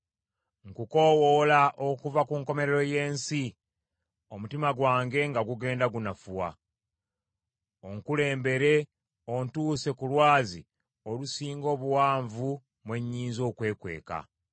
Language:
Ganda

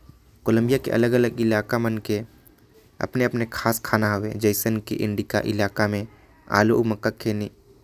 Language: Korwa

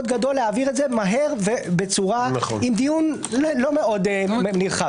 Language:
Hebrew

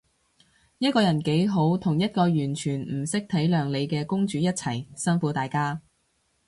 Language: Cantonese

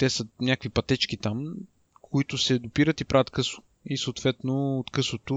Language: Bulgarian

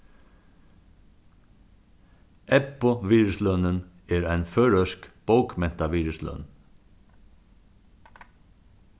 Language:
Faroese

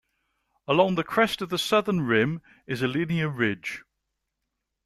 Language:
English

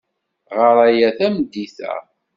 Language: Kabyle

